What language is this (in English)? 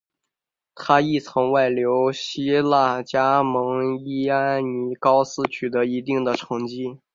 Chinese